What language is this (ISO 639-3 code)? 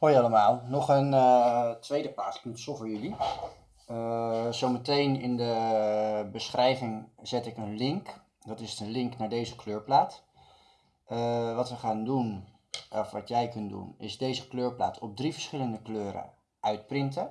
nld